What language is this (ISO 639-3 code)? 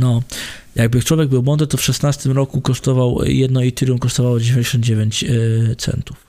pol